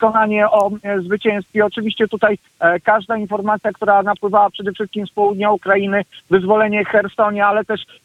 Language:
Polish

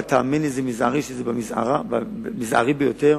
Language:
Hebrew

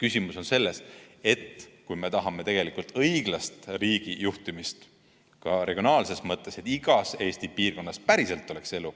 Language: Estonian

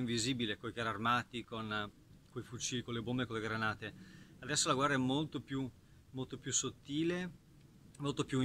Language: Italian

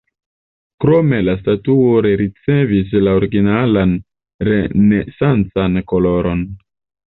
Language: Esperanto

